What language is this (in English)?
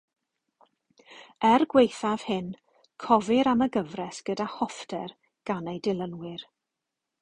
Welsh